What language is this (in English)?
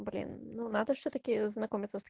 Russian